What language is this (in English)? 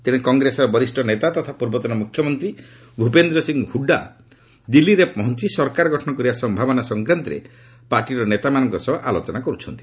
Odia